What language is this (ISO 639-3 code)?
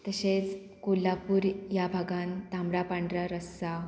kok